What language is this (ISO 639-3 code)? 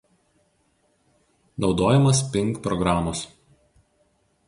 lit